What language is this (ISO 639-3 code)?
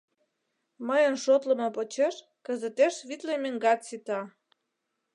chm